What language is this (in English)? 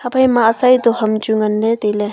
Wancho Naga